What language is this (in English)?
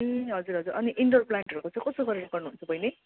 Nepali